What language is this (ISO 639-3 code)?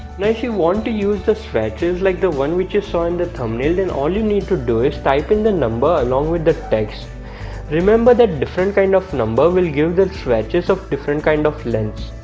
eng